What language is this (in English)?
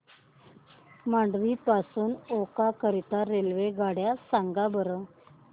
Marathi